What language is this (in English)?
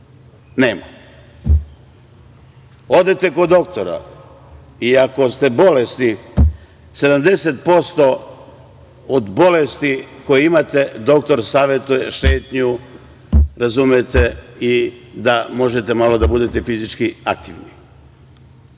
Serbian